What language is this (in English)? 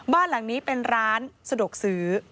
Thai